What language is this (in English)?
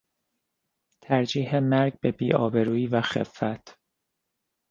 Persian